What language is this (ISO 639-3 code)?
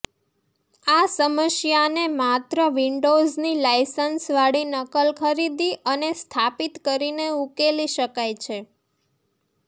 guj